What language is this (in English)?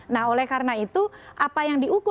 Indonesian